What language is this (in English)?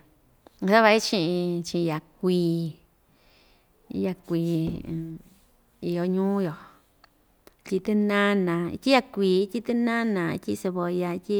Ixtayutla Mixtec